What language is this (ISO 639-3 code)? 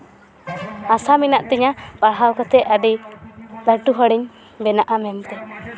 sat